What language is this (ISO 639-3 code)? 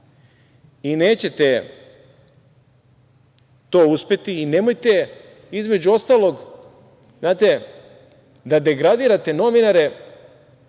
srp